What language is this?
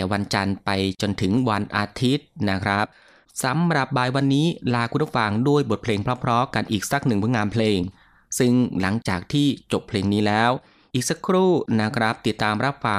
Thai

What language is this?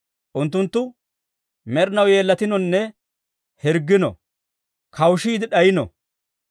Dawro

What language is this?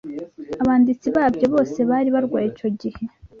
Kinyarwanda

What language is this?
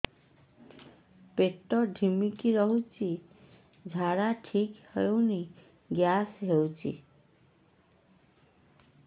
Odia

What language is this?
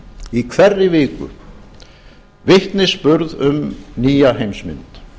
Icelandic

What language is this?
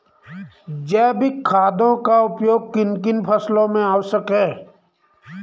Hindi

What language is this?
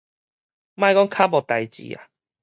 Min Nan Chinese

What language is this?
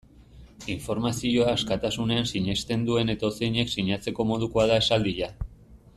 Basque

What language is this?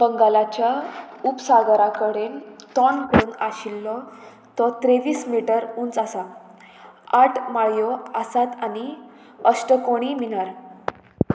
Konkani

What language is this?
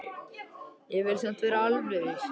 Icelandic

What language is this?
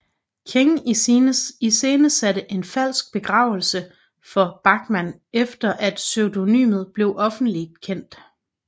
Danish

